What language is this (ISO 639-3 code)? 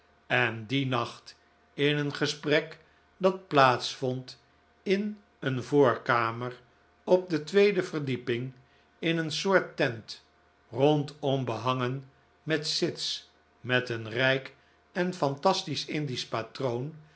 nld